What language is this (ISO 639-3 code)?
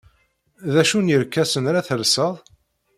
kab